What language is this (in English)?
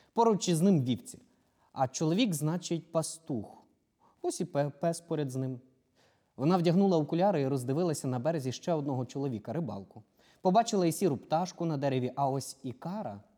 Ukrainian